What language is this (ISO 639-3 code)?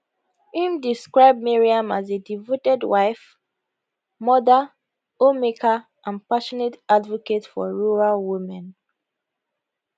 pcm